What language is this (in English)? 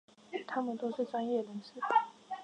Chinese